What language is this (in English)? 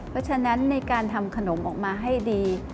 Thai